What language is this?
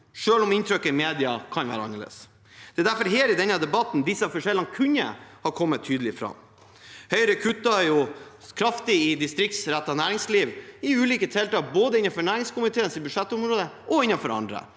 Norwegian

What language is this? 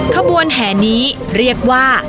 Thai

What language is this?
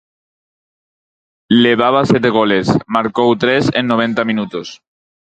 Galician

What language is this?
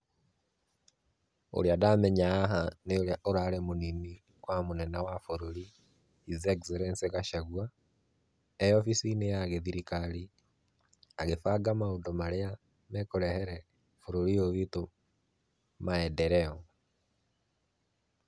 Kikuyu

